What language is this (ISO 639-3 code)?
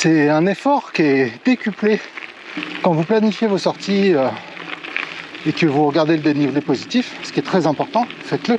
fra